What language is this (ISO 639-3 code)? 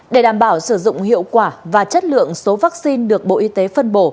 vie